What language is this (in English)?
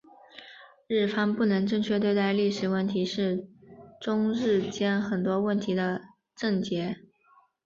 Chinese